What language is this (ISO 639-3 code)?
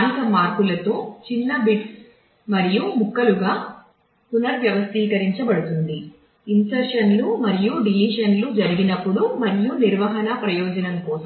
tel